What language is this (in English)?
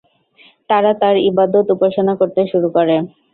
Bangla